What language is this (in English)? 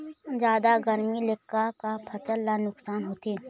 Chhattisgarhi